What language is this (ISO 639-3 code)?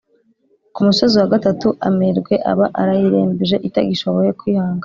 kin